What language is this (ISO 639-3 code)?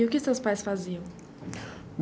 por